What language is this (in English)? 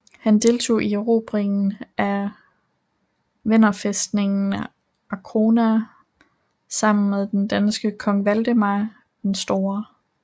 Danish